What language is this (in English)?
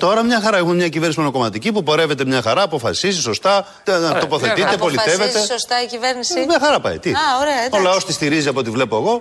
Greek